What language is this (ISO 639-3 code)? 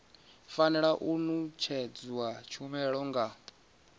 ven